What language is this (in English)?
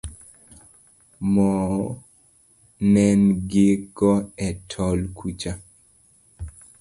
Luo (Kenya and Tanzania)